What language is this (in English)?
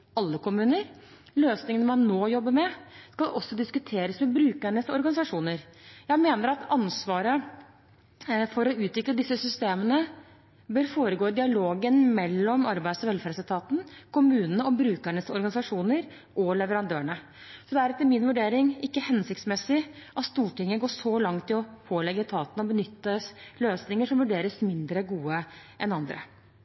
Norwegian Bokmål